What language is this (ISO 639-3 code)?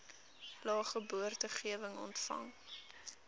afr